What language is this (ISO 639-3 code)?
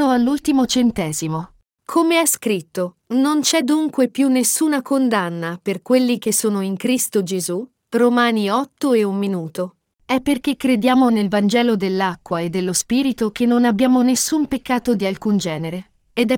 ita